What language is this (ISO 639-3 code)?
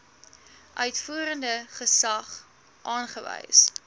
afr